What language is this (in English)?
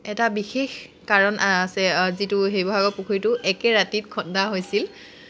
Assamese